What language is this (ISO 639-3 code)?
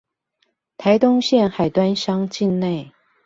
zho